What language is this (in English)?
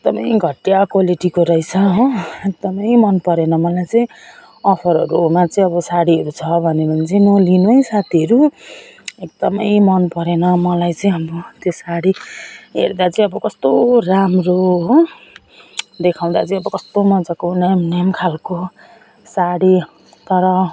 Nepali